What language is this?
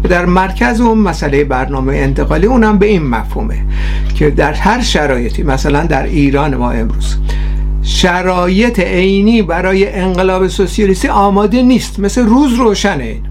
Persian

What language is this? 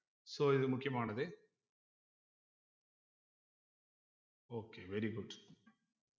Tamil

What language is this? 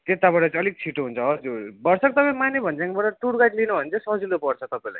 Nepali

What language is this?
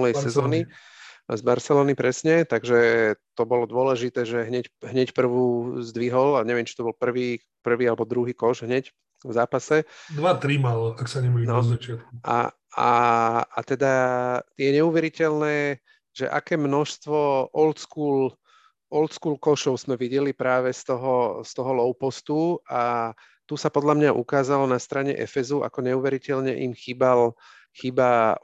Slovak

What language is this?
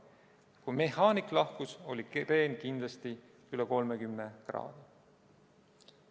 Estonian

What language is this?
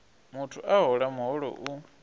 Venda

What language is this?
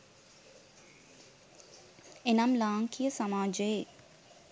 Sinhala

